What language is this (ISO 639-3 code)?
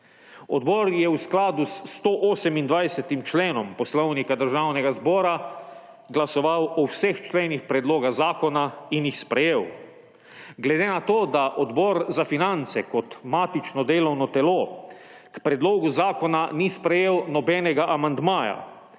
slv